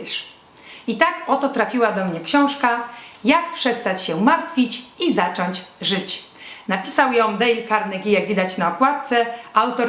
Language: Polish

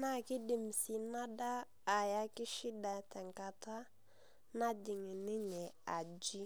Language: Masai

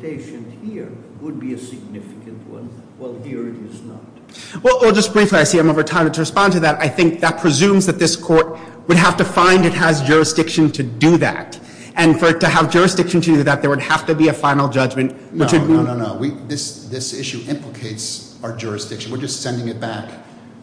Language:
English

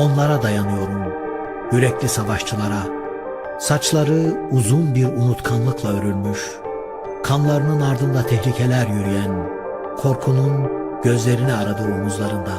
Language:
Turkish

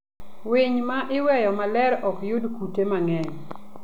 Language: Luo (Kenya and Tanzania)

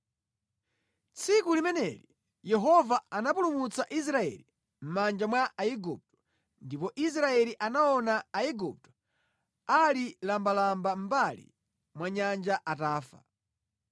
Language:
Nyanja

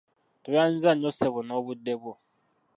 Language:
Ganda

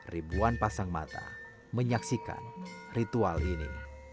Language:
Indonesian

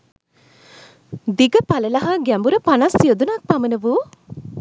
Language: Sinhala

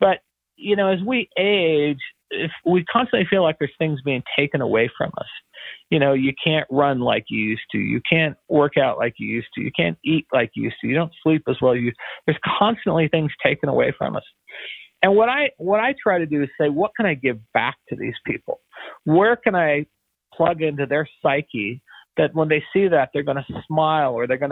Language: English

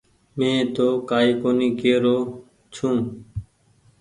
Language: Goaria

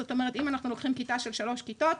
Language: Hebrew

